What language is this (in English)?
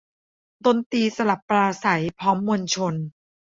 Thai